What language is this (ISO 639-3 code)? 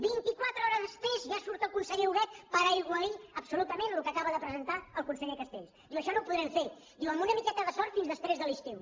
cat